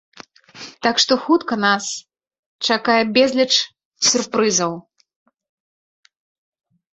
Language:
Belarusian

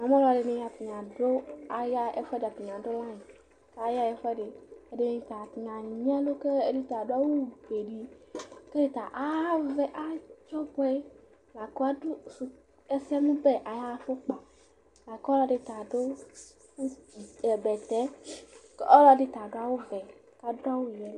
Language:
Ikposo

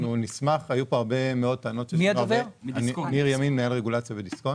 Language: Hebrew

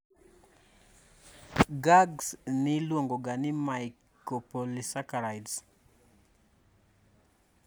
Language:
Luo (Kenya and Tanzania)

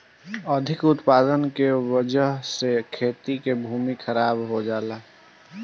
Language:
Bhojpuri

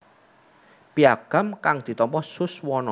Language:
Javanese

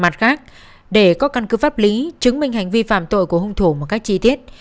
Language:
Vietnamese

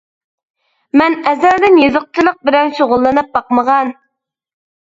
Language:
Uyghur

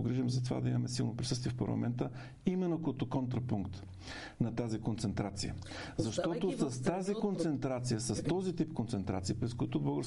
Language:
Bulgarian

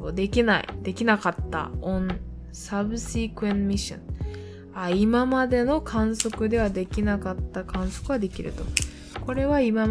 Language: Japanese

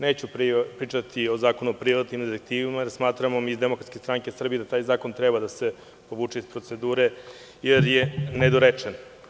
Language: Serbian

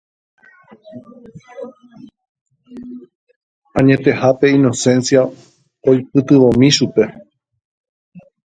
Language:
Guarani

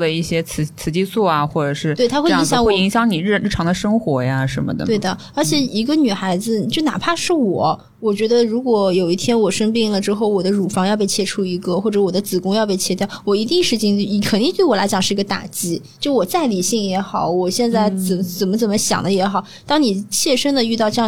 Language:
Chinese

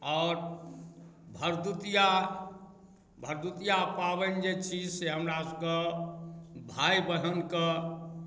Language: Maithili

